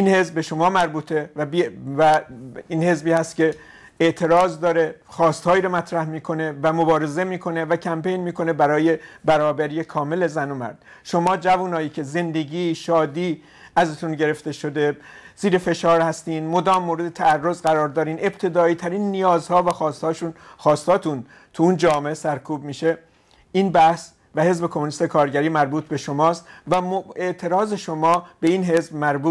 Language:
Persian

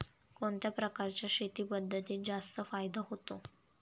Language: Marathi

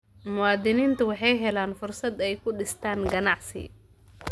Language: Somali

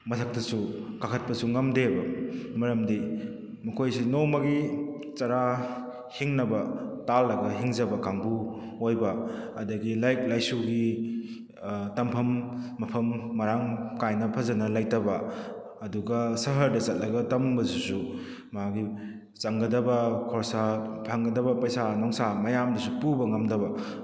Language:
Manipuri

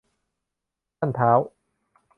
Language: Thai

